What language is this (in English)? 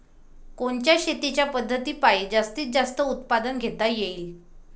Marathi